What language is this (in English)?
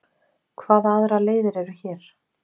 Icelandic